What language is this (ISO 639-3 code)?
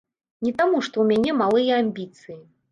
bel